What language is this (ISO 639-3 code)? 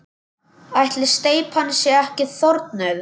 isl